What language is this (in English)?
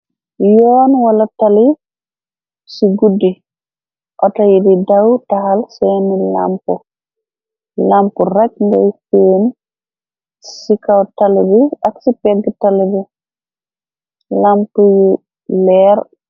Wolof